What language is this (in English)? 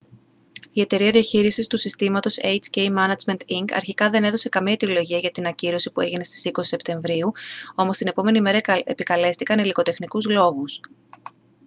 Greek